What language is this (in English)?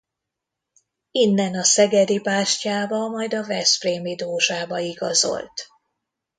Hungarian